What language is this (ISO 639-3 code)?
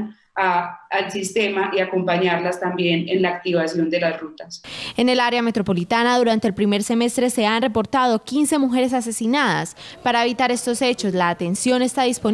spa